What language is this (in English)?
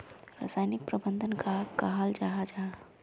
Magahi